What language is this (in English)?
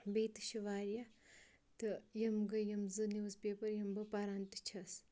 Kashmiri